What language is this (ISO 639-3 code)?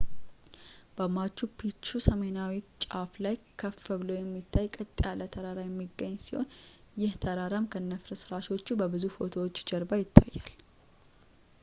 amh